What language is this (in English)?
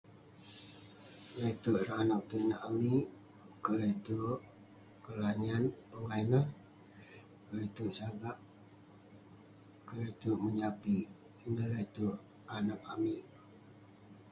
Western Penan